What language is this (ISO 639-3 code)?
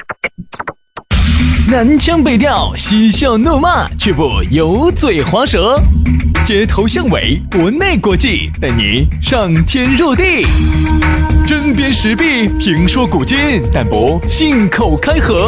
zho